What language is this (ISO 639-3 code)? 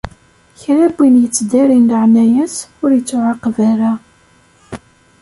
kab